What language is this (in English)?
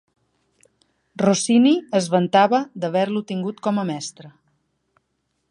Catalan